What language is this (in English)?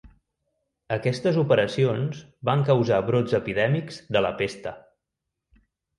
Catalan